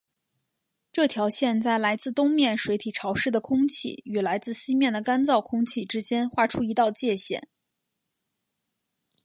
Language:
Chinese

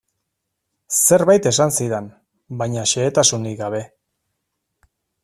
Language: Basque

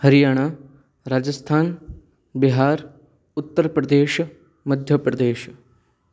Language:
Sanskrit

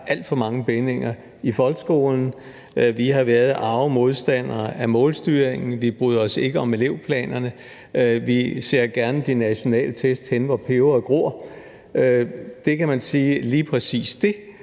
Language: Danish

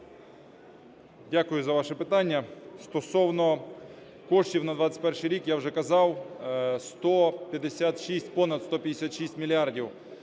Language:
Ukrainian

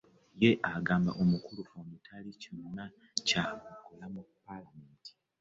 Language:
Ganda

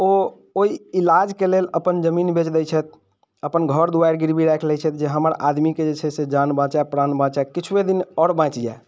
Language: Maithili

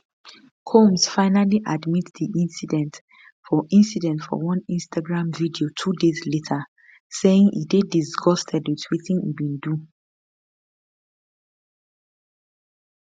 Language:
Nigerian Pidgin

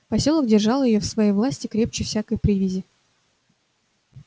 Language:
Russian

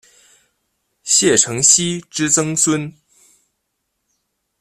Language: Chinese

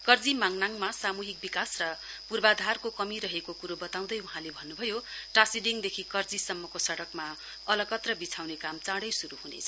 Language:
Nepali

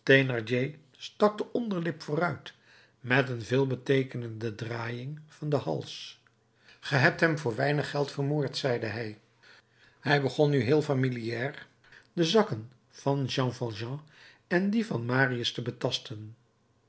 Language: Dutch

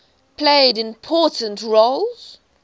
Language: English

